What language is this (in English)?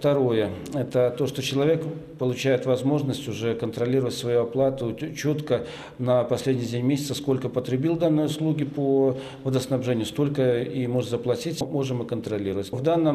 Russian